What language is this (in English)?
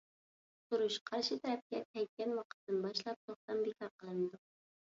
Uyghur